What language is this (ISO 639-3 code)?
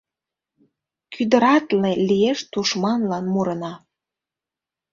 chm